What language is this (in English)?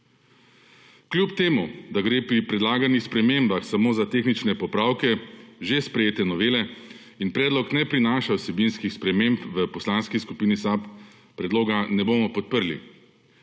Slovenian